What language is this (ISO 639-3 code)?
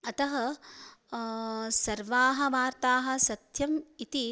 san